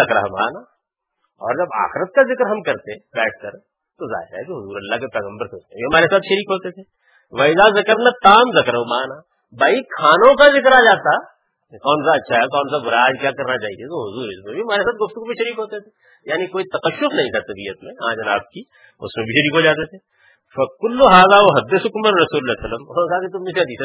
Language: Urdu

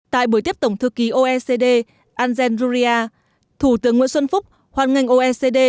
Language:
Vietnamese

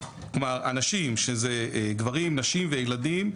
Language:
Hebrew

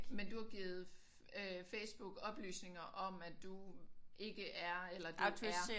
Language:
Danish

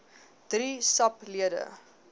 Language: Afrikaans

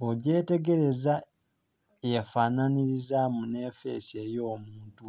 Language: Soga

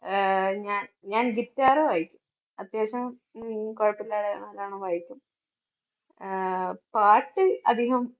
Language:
Malayalam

